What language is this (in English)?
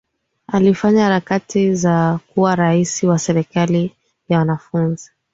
Swahili